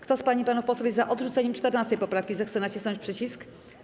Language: Polish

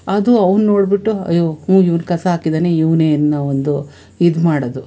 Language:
Kannada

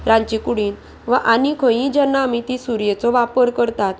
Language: Konkani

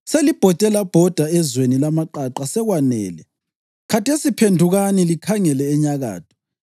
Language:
North Ndebele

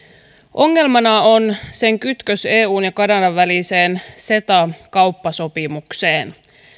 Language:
Finnish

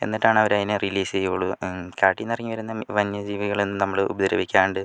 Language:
Malayalam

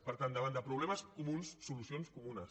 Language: Catalan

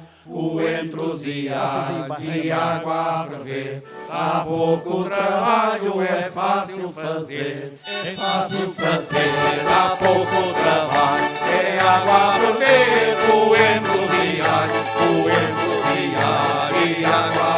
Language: Portuguese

